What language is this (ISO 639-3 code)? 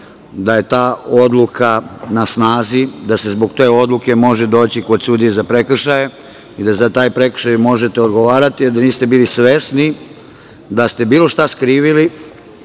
srp